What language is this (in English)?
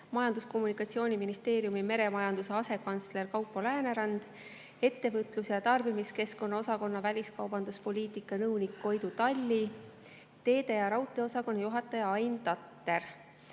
Estonian